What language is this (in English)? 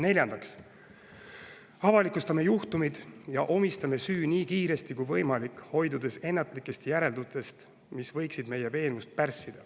Estonian